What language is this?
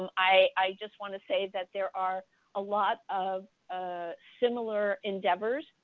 English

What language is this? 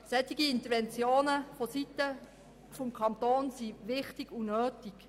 Swiss German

